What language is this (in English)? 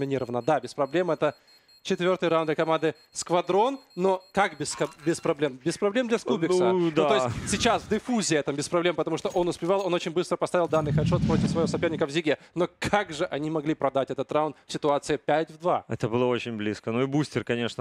Russian